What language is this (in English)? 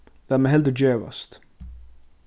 Faroese